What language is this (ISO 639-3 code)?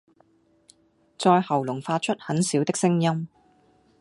yue